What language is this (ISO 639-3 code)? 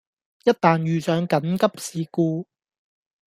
yue